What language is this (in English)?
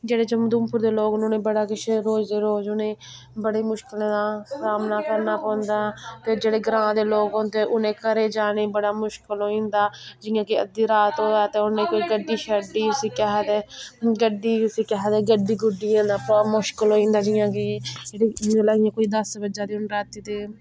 Dogri